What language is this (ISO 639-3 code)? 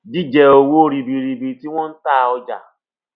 yor